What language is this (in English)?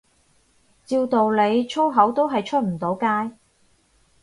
Cantonese